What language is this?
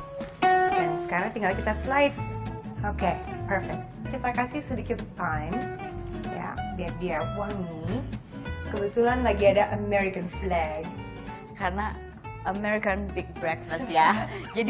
Indonesian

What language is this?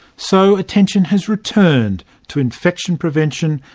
English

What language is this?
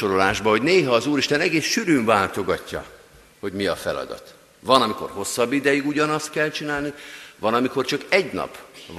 Hungarian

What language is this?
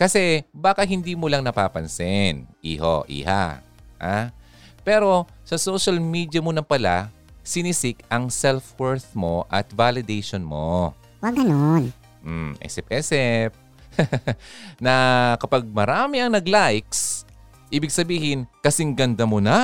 Filipino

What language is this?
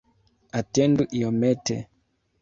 Esperanto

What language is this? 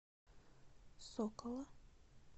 Russian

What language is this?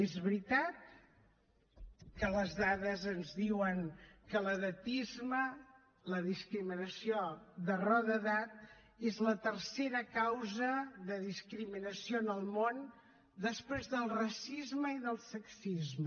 Catalan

